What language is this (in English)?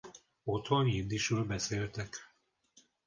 Hungarian